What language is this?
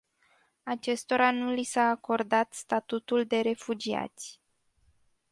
Romanian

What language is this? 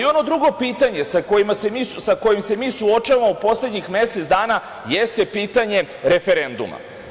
Serbian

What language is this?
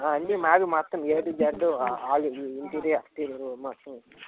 Telugu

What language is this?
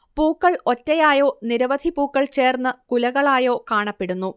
Malayalam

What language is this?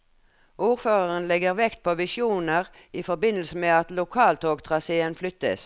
Norwegian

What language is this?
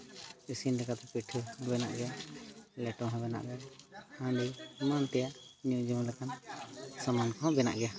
Santali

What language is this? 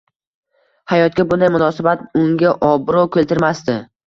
Uzbek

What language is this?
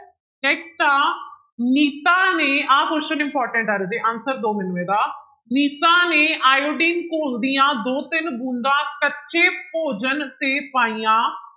Punjabi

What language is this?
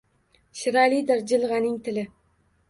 Uzbek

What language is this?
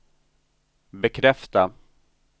Swedish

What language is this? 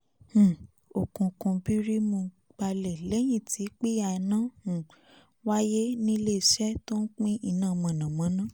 Yoruba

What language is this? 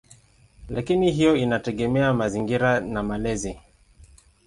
Swahili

